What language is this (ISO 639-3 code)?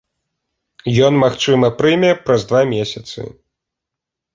bel